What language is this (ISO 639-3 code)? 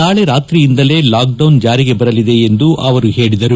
kan